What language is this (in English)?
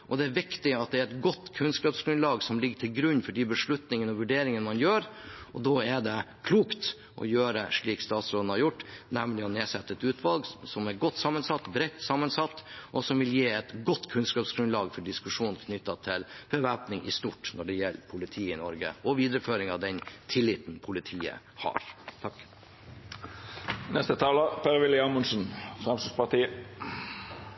Norwegian Bokmål